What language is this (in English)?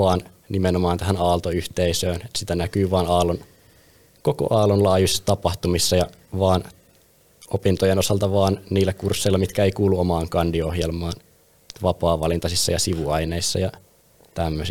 Finnish